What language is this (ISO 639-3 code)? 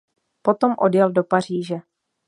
ces